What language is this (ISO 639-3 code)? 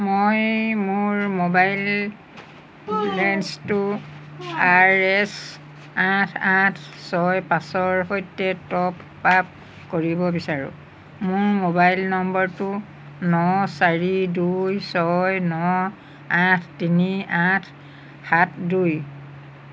asm